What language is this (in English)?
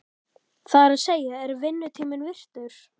Icelandic